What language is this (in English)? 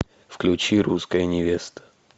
Russian